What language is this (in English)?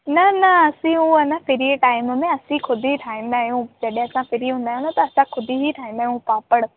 Sindhi